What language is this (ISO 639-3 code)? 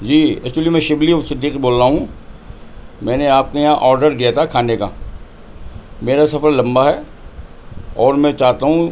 urd